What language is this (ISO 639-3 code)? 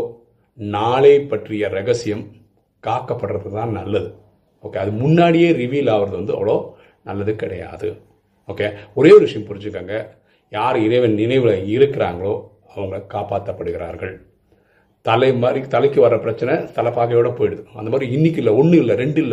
tam